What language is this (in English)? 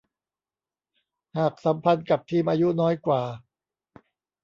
Thai